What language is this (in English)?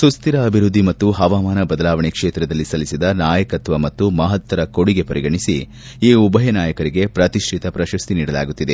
Kannada